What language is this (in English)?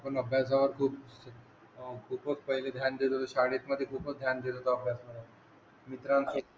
Marathi